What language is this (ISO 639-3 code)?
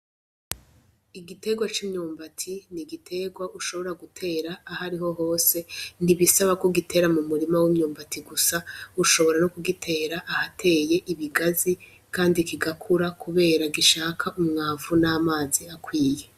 run